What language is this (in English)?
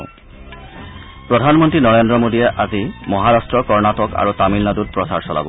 Assamese